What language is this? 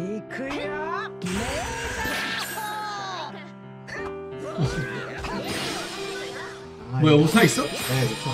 Korean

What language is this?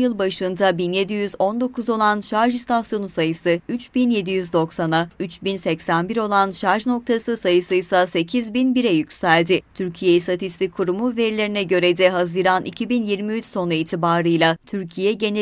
Turkish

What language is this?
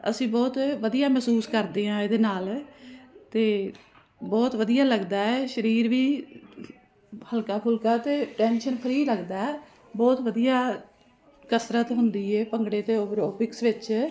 Punjabi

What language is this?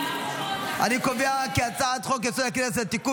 Hebrew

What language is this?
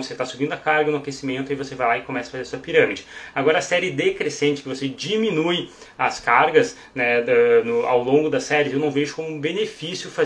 Portuguese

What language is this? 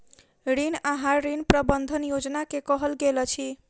Maithili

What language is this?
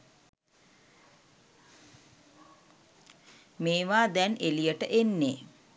Sinhala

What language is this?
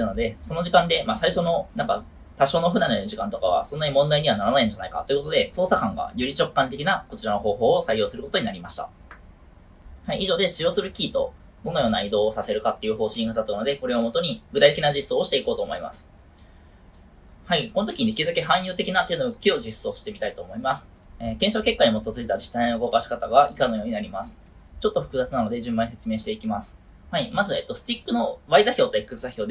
Japanese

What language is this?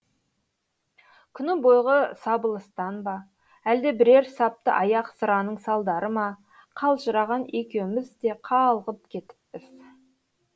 Kazakh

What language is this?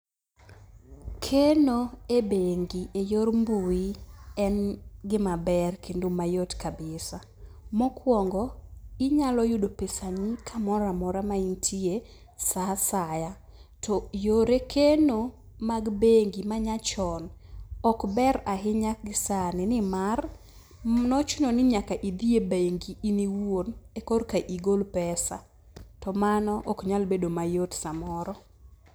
Luo (Kenya and Tanzania)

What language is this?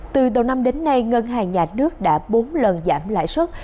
Vietnamese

